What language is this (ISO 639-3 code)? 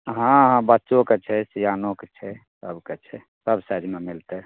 mai